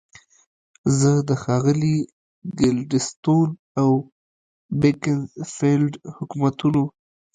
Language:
Pashto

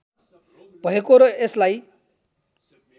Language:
Nepali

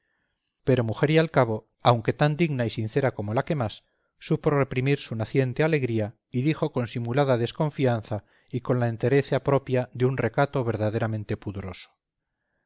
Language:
Spanish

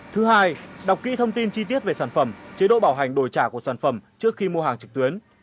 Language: Vietnamese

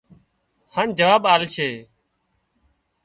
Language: Wadiyara Koli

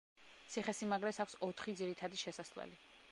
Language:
Georgian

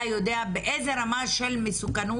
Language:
Hebrew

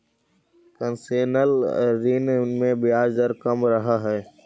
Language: Magahi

